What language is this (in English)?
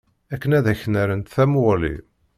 Kabyle